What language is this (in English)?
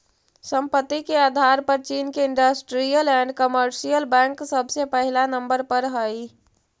Magahi